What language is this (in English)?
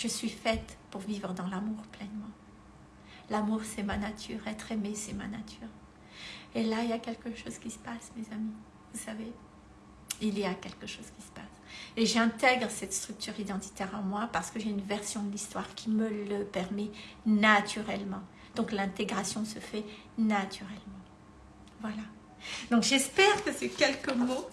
French